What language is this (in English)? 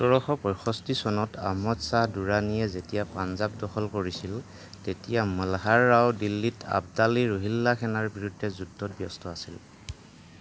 Assamese